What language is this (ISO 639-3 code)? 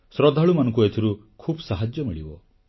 ori